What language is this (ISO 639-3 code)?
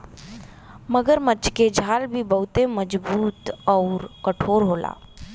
bho